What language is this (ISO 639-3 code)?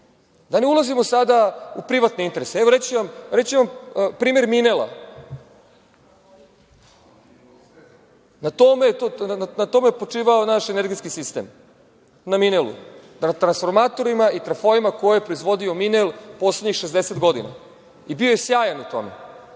srp